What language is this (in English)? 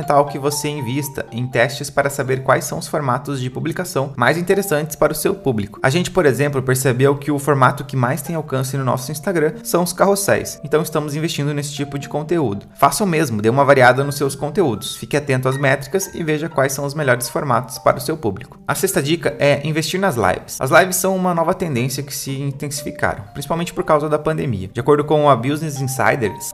Portuguese